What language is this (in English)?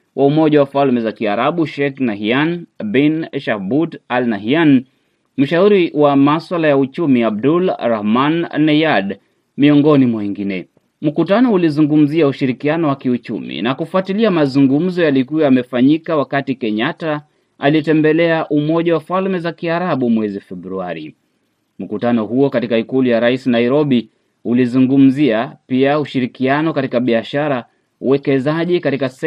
Swahili